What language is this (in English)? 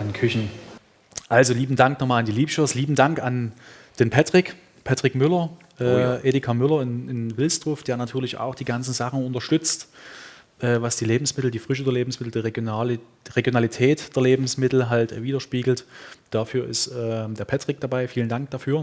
German